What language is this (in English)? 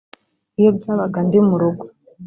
Kinyarwanda